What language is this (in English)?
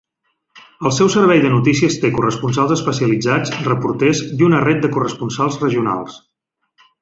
Catalan